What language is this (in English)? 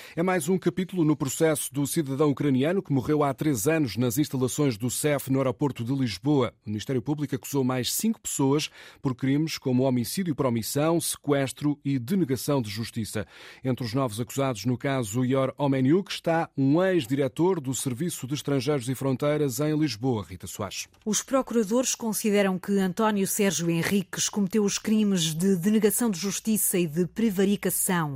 Portuguese